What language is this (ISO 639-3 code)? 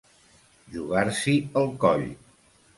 cat